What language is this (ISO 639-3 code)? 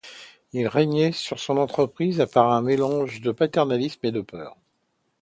fra